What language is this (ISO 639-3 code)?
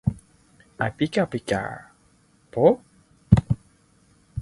yue